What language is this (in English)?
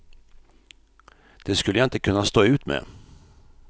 Swedish